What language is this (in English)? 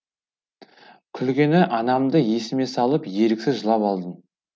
Kazakh